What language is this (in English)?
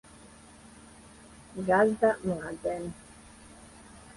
Serbian